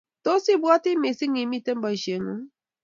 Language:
Kalenjin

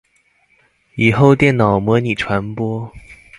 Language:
Chinese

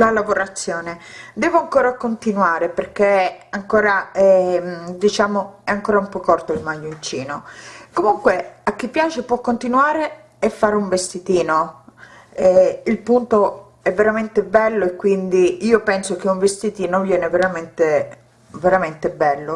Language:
Italian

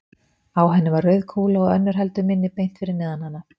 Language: Icelandic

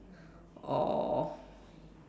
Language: English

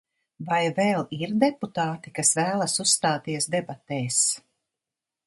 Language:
Latvian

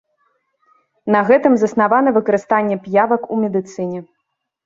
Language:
Belarusian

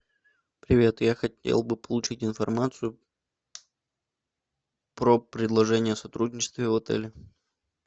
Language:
Russian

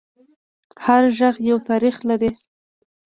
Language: Pashto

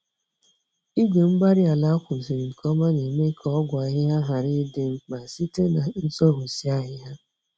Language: Igbo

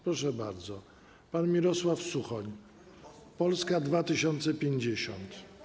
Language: Polish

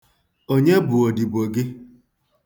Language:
Igbo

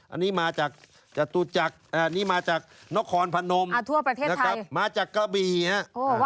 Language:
Thai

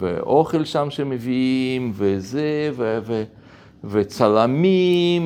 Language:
Hebrew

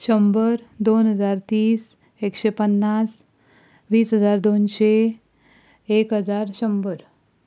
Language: Konkani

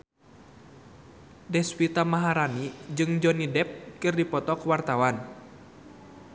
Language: Sundanese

